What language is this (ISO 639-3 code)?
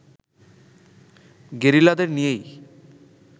ben